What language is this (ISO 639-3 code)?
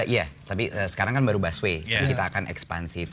ind